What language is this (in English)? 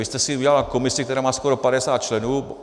Czech